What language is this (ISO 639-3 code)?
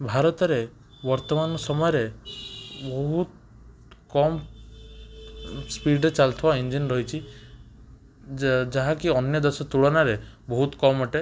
ori